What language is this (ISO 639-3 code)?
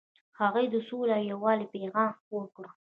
pus